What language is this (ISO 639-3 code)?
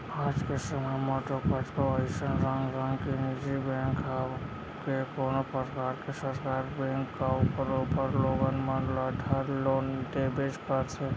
hne